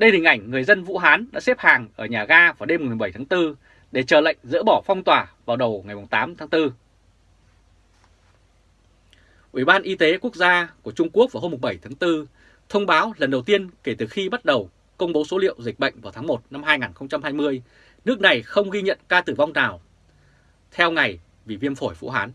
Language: Vietnamese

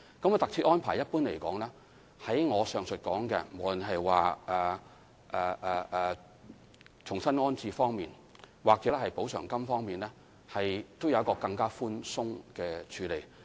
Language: Cantonese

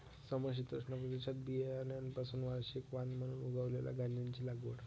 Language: Marathi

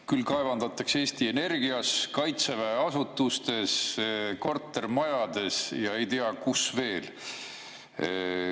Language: Estonian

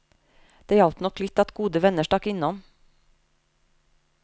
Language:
Norwegian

